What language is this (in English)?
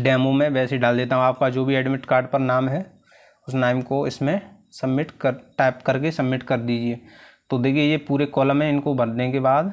Hindi